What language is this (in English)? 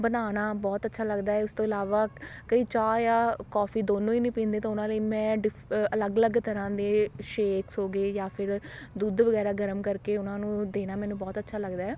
Punjabi